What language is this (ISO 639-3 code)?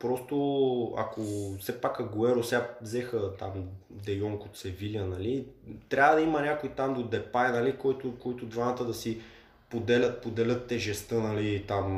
bul